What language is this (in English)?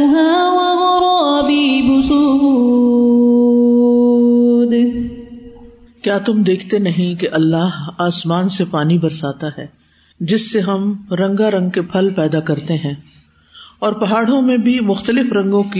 Urdu